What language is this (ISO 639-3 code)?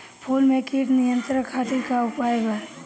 bho